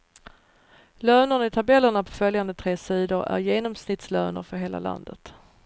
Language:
Swedish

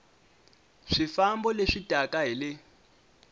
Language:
Tsonga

